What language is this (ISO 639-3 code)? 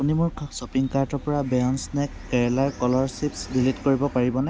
asm